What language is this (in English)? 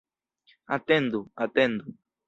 Esperanto